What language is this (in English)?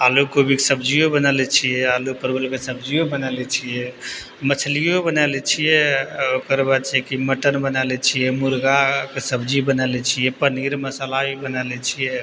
Maithili